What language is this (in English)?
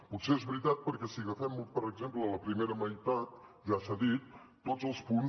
Catalan